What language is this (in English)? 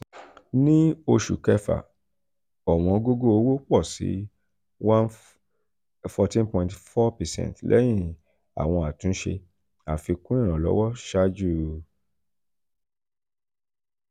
Yoruba